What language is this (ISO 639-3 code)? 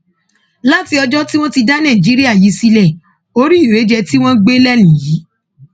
yor